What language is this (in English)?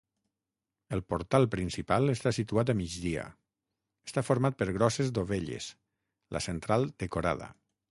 Catalan